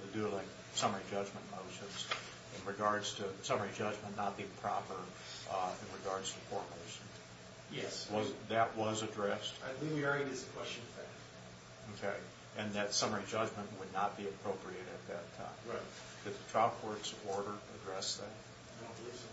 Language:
English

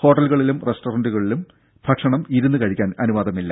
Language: Malayalam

